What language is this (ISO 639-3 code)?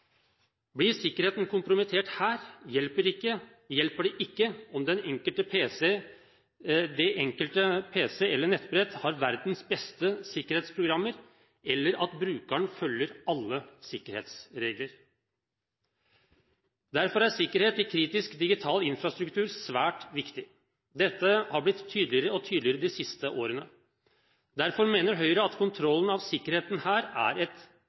nob